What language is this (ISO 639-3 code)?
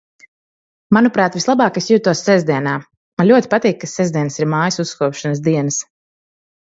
lav